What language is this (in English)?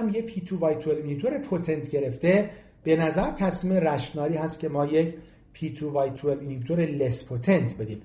Persian